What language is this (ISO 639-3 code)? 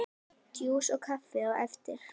isl